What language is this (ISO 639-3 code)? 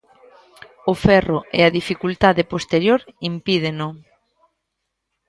glg